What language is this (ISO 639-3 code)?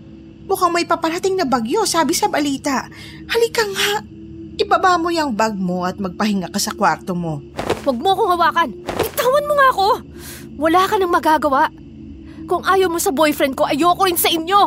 fil